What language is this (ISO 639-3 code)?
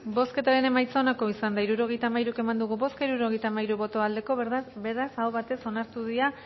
eus